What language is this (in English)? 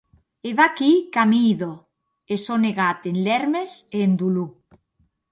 Occitan